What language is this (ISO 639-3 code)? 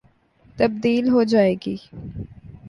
urd